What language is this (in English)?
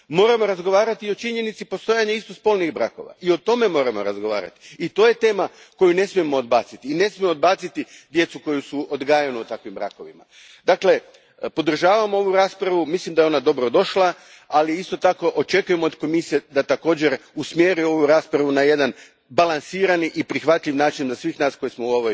Croatian